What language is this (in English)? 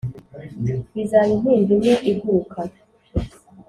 Kinyarwanda